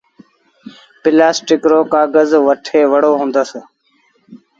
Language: Sindhi Bhil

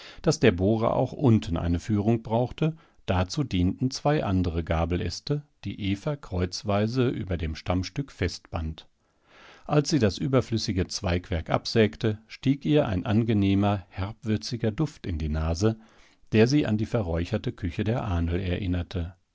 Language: German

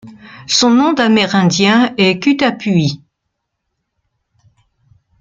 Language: French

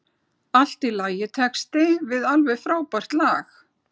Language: Icelandic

